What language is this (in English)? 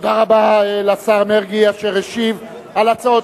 Hebrew